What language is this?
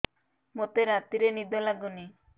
Odia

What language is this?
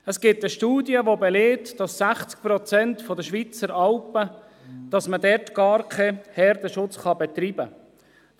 Swiss German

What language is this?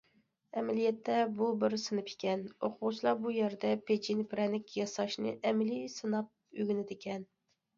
Uyghur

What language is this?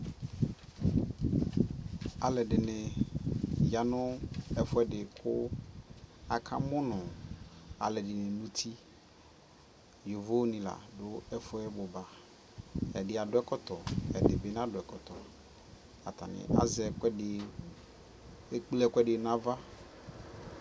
Ikposo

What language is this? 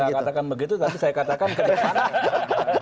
Indonesian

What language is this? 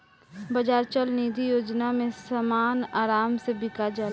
Bhojpuri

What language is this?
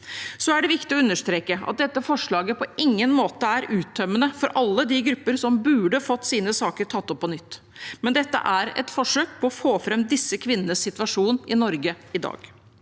Norwegian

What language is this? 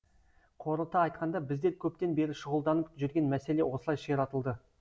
Kazakh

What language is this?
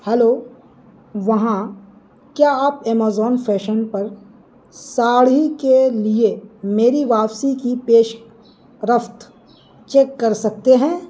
Urdu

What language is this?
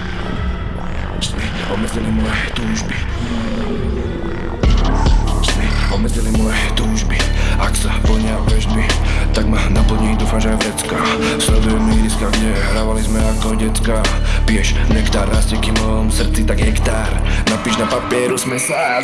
Slovak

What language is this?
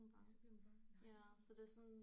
Danish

